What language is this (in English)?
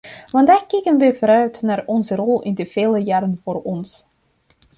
Dutch